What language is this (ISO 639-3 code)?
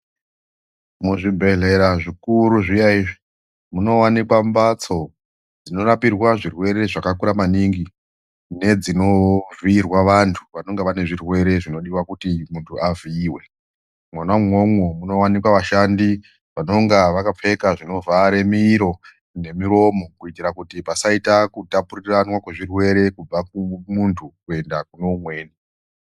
ndc